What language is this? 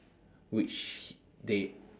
English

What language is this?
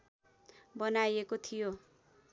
Nepali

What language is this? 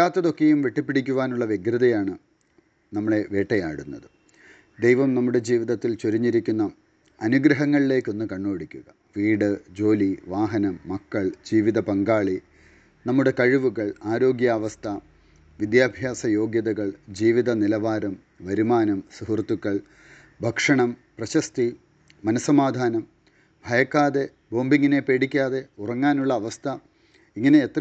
Malayalam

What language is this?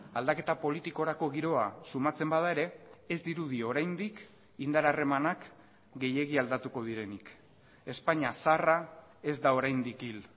Basque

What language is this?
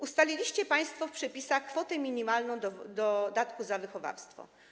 Polish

